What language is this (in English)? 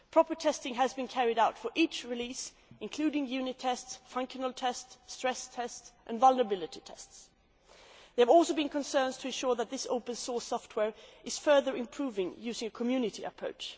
English